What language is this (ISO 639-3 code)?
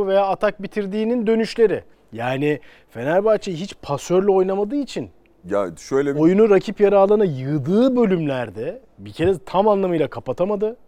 tur